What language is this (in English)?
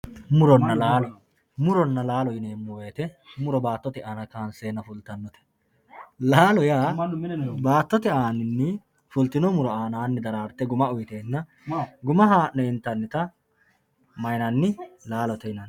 Sidamo